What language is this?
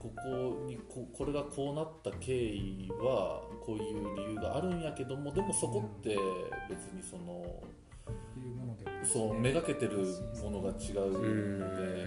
Japanese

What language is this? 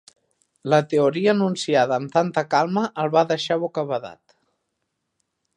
Catalan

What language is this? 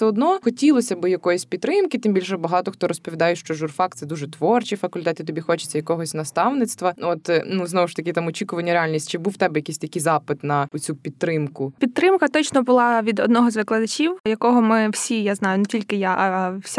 Ukrainian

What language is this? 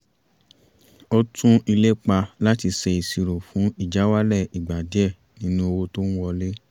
Yoruba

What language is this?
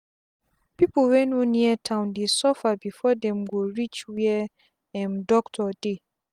Nigerian Pidgin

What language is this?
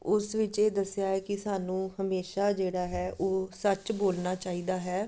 Punjabi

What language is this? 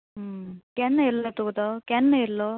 Konkani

